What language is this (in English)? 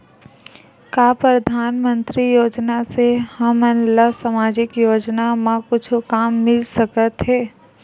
Chhattisgarhi